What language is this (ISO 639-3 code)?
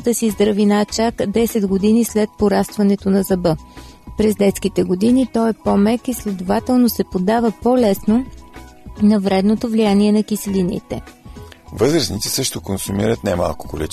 bul